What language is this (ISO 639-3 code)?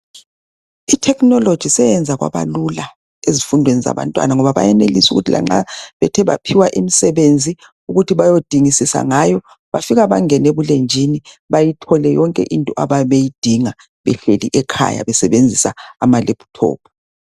nde